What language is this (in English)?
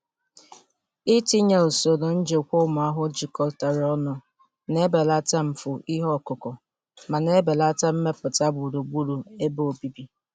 Igbo